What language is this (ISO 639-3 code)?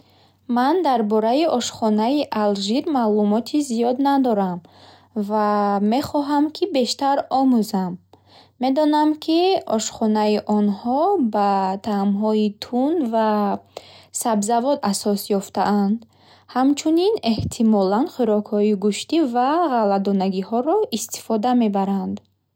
bhh